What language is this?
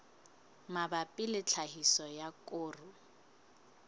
Southern Sotho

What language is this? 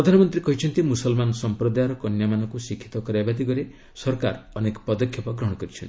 Odia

